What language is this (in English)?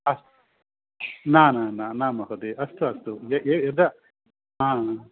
Sanskrit